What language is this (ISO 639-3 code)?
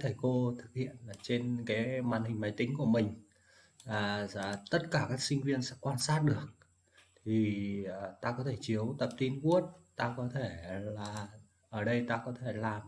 vie